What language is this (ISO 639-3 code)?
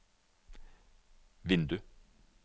nor